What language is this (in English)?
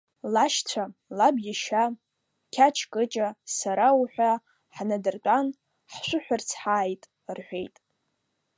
Abkhazian